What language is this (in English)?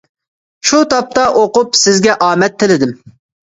Uyghur